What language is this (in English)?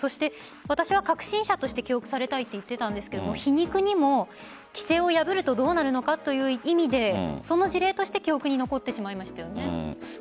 Japanese